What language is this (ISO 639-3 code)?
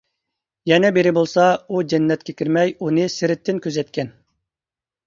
uig